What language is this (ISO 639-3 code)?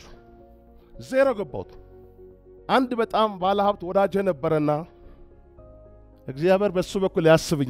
ara